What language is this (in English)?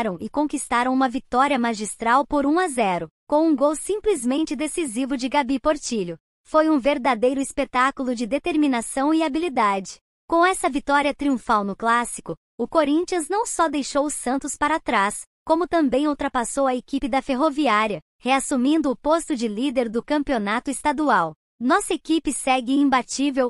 Portuguese